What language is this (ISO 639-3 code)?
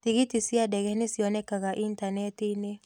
kik